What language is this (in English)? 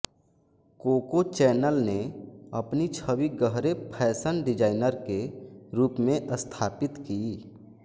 Hindi